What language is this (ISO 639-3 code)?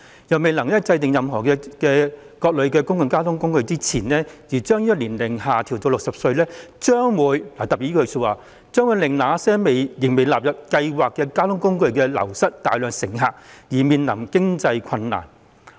yue